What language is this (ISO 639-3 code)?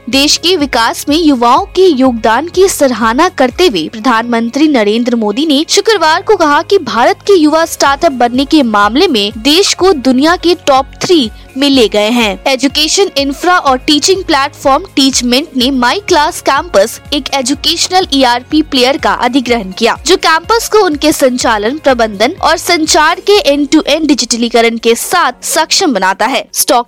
hin